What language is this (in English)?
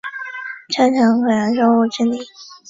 Chinese